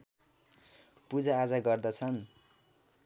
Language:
Nepali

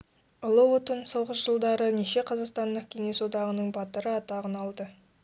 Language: Kazakh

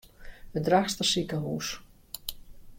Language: Western Frisian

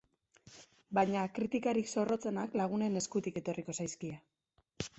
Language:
Basque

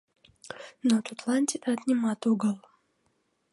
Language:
Mari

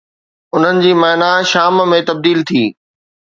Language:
Sindhi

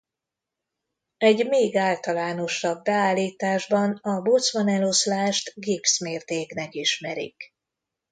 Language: Hungarian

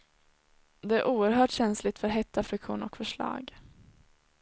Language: Swedish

